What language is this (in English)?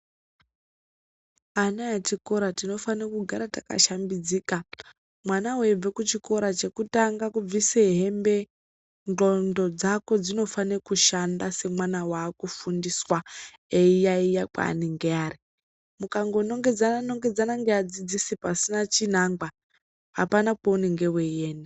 Ndau